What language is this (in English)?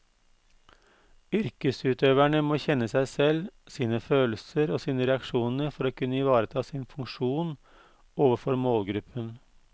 Norwegian